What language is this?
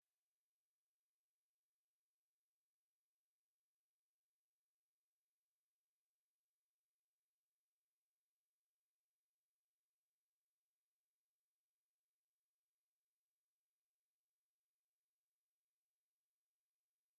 Kinyarwanda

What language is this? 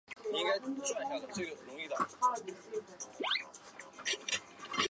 Chinese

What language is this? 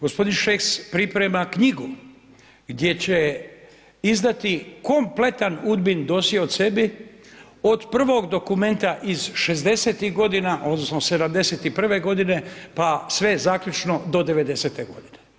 Croatian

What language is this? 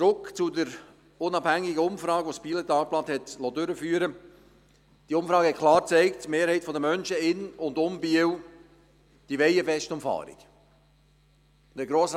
Swiss German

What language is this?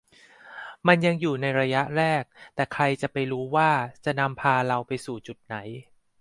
Thai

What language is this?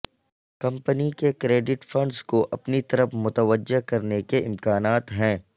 Urdu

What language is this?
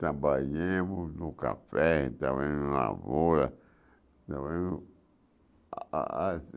Portuguese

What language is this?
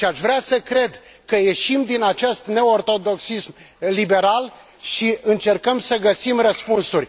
Romanian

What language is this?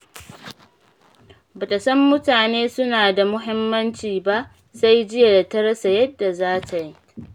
Hausa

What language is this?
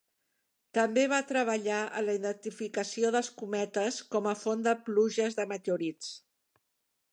Catalan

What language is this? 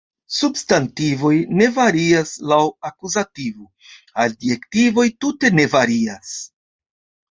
Esperanto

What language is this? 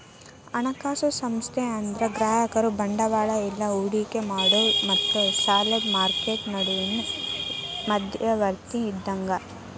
Kannada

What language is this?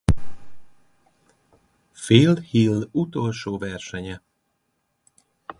Hungarian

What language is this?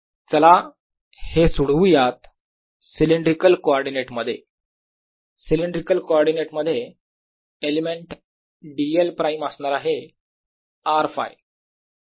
Marathi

